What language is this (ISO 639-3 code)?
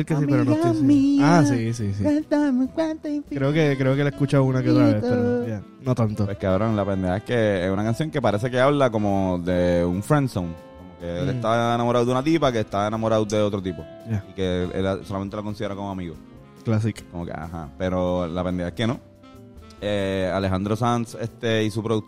spa